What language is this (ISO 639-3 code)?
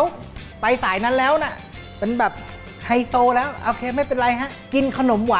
tha